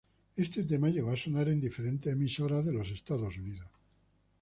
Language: Spanish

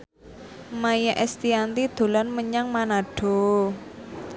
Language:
Javanese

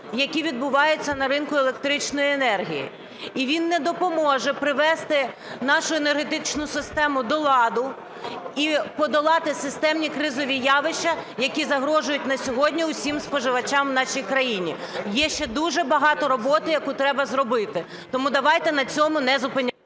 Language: Ukrainian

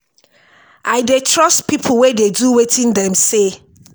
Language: Nigerian Pidgin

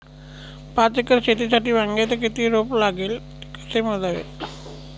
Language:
Marathi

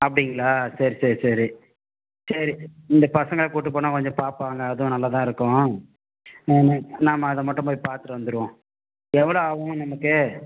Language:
Tamil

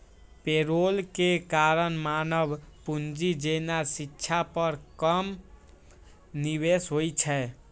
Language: Maithili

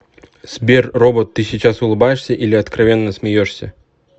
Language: Russian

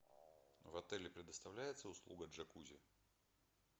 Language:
Russian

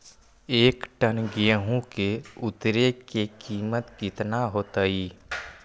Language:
Magahi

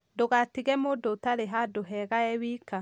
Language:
Kikuyu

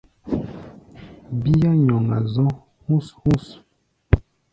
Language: Gbaya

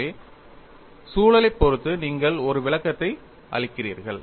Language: Tamil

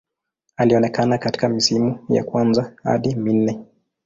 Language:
Swahili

